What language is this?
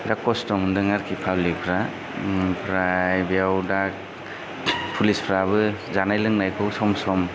Bodo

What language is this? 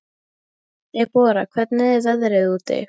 Icelandic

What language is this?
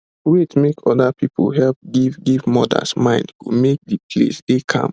Nigerian Pidgin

